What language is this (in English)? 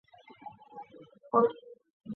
Chinese